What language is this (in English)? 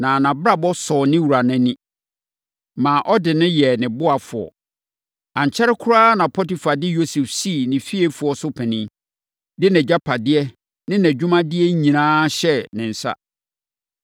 Akan